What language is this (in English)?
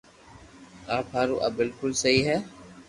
Loarki